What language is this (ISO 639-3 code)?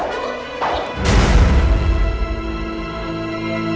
ind